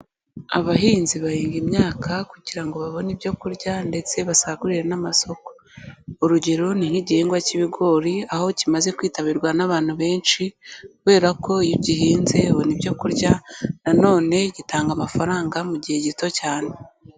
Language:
Kinyarwanda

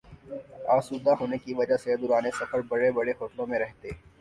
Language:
Urdu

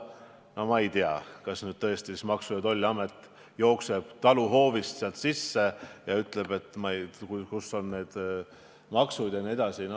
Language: Estonian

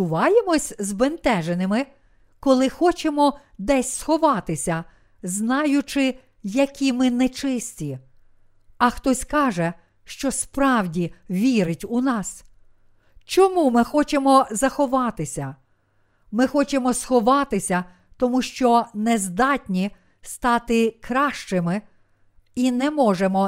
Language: Ukrainian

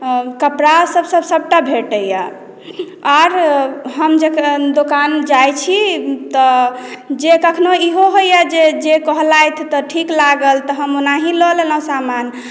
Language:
Maithili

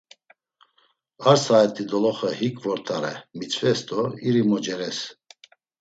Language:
Laz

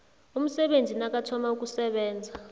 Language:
South Ndebele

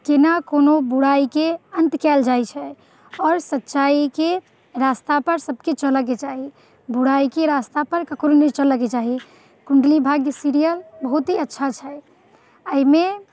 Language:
Maithili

